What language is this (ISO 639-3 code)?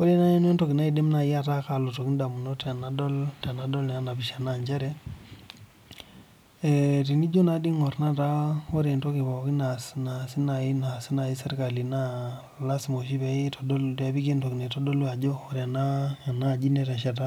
mas